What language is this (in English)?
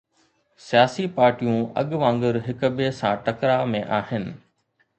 Sindhi